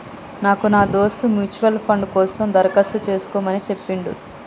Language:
Telugu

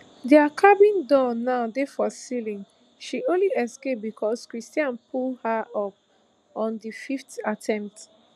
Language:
Nigerian Pidgin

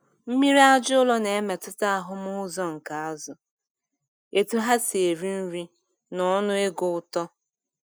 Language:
Igbo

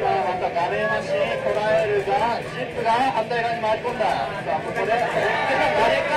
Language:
Japanese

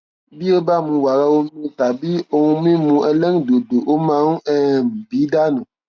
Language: Yoruba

